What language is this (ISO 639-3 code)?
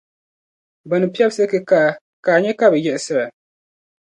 dag